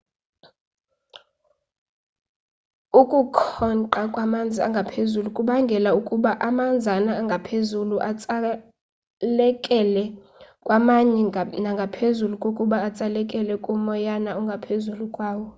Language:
Xhosa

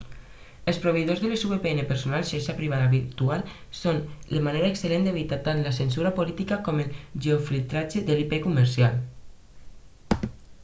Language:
Catalan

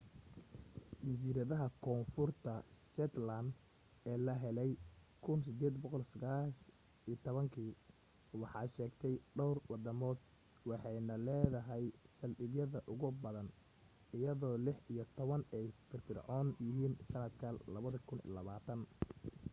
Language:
Somali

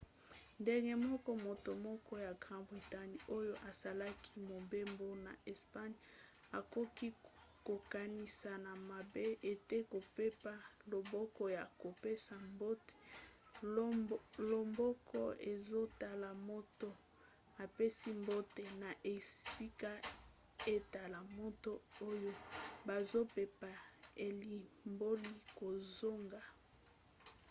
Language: Lingala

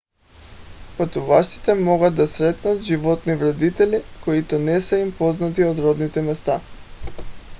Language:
Bulgarian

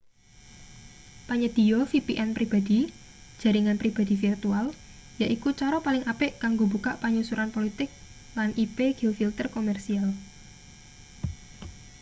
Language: Javanese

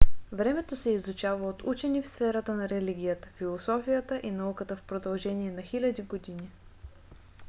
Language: Bulgarian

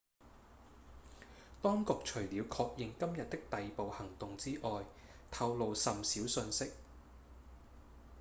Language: Cantonese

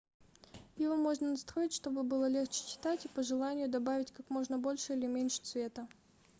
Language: Russian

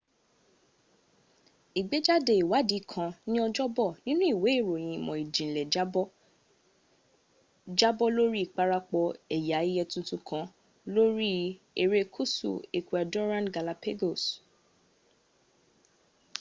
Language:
Yoruba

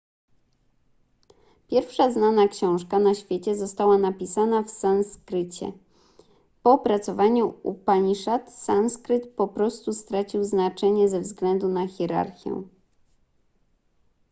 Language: Polish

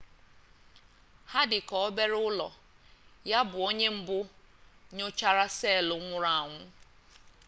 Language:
Igbo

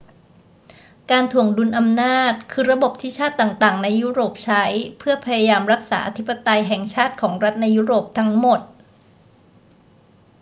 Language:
Thai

